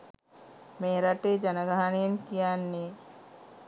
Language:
Sinhala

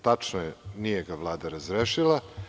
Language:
Serbian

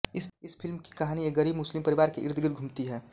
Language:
Hindi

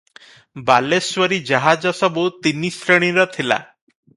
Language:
Odia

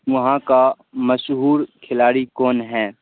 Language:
Urdu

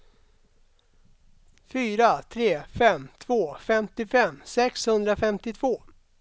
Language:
Swedish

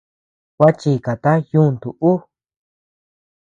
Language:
Tepeuxila Cuicatec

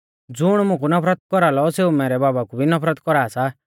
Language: Mahasu Pahari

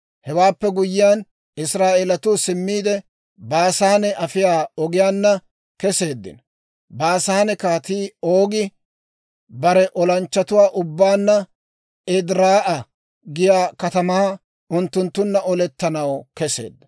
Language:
Dawro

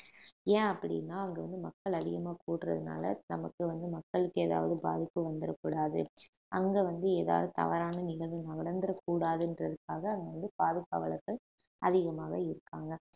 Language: Tamil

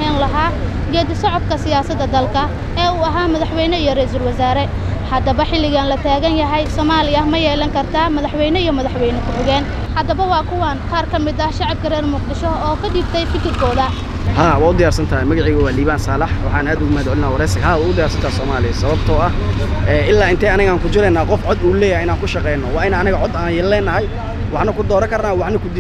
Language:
Arabic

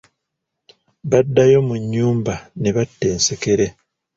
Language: Ganda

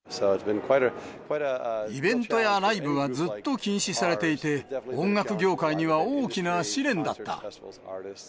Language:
Japanese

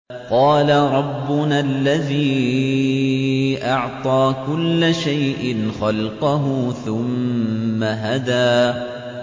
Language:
Arabic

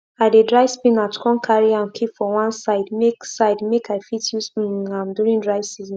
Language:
Nigerian Pidgin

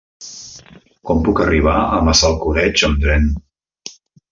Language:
Catalan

